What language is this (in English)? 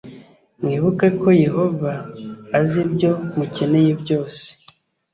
Kinyarwanda